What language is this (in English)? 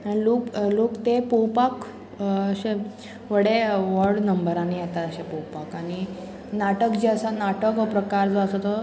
Konkani